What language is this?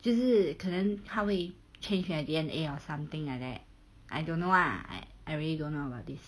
English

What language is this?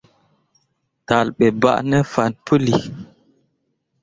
Mundang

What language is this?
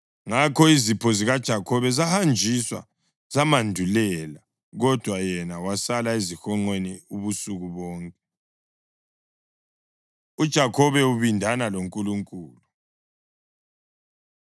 North Ndebele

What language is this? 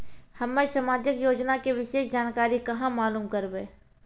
Maithili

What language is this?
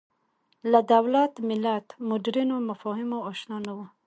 Pashto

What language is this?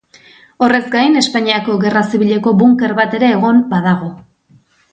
Basque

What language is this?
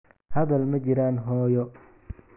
Somali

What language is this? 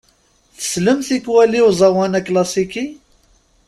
Kabyle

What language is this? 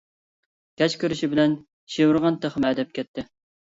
Uyghur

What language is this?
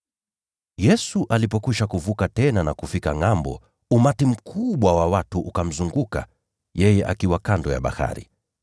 Swahili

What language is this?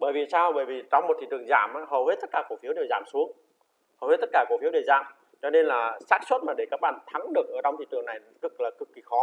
Vietnamese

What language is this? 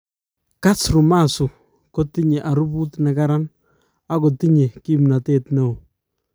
Kalenjin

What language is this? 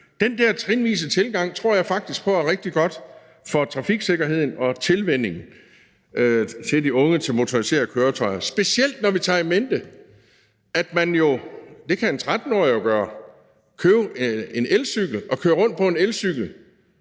Danish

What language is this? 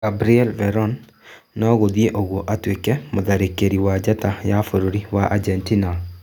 Kikuyu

